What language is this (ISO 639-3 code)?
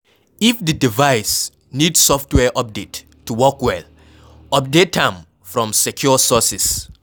pcm